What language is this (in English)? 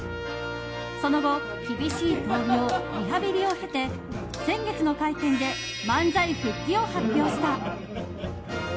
Japanese